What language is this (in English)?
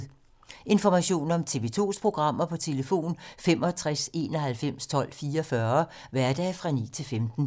Danish